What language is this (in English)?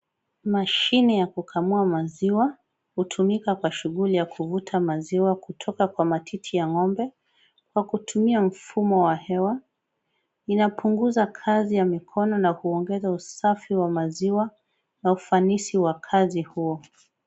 Swahili